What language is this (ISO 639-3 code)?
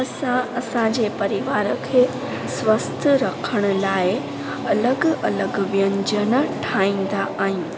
snd